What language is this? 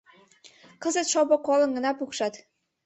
Mari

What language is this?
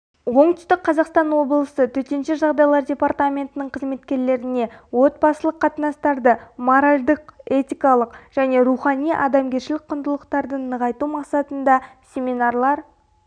Kazakh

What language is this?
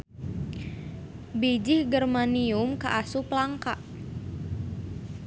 Sundanese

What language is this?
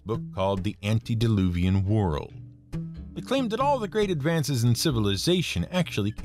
English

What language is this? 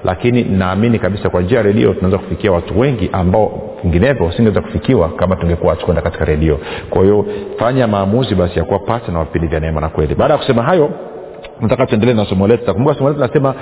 Swahili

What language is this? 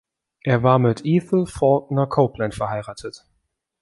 German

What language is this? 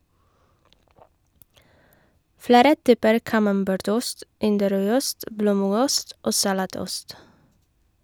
Norwegian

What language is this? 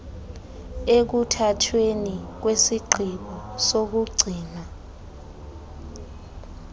Xhosa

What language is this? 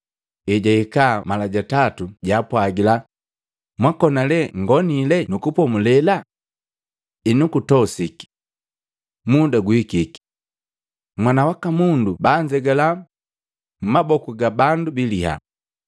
Matengo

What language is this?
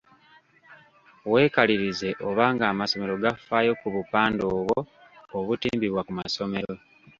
Ganda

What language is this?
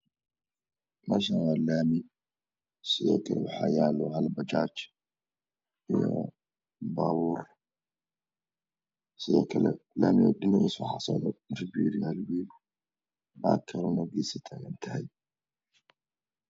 Somali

